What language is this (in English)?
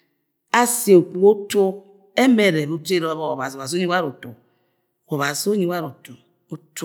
Agwagwune